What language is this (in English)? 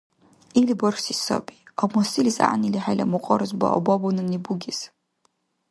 Dargwa